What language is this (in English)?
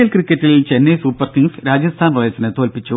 Malayalam